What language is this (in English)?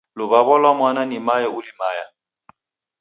Taita